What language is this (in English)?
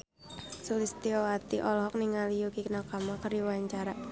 Sundanese